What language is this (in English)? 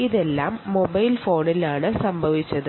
Malayalam